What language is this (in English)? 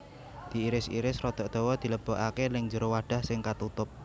Javanese